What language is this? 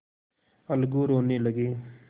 Hindi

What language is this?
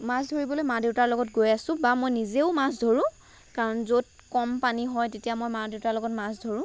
Assamese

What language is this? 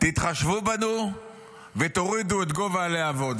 Hebrew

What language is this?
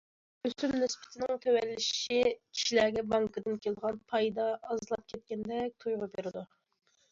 Uyghur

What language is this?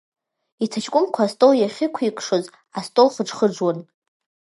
Abkhazian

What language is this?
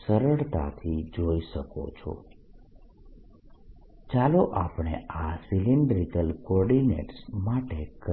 Gujarati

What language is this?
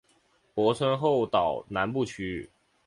Chinese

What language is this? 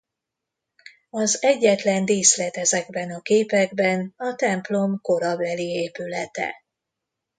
Hungarian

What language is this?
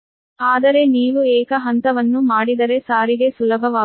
Kannada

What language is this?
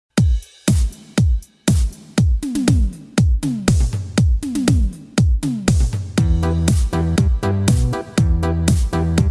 Vietnamese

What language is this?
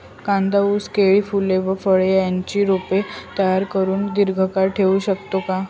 Marathi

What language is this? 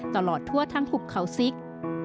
Thai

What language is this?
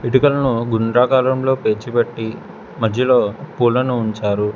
Telugu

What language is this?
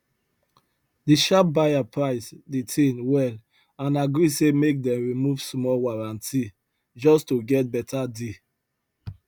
Nigerian Pidgin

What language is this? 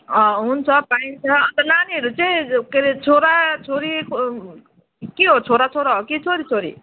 Nepali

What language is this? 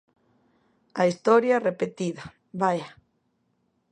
Galician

